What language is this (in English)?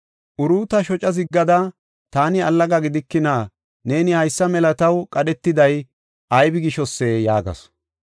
Gofa